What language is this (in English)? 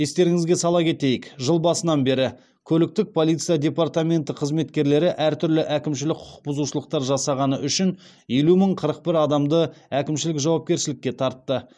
Kazakh